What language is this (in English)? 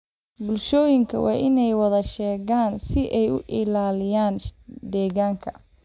Somali